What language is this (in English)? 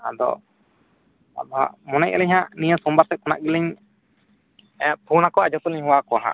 Santali